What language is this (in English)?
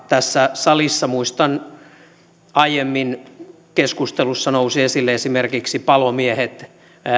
Finnish